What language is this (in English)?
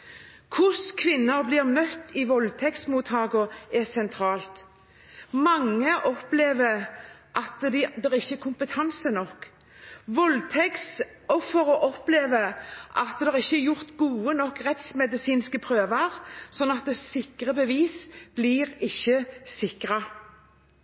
Norwegian Bokmål